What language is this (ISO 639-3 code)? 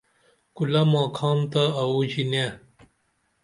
dml